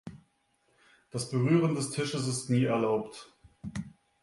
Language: German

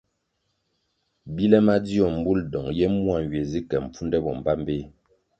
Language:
Kwasio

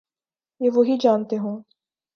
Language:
Urdu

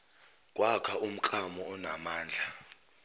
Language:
Zulu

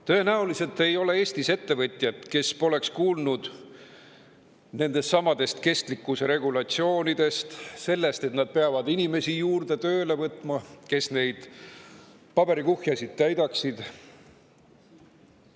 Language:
Estonian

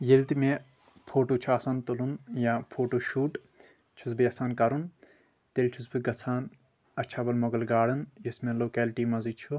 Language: Kashmiri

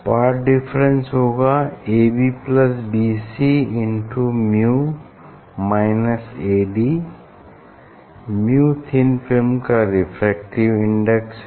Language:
Hindi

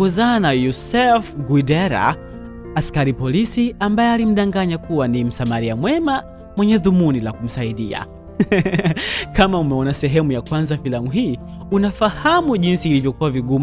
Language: Swahili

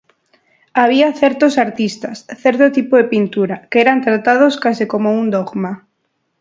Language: Galician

